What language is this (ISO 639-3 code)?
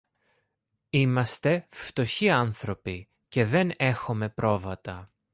ell